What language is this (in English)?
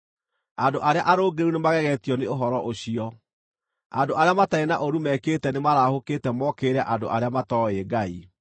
Kikuyu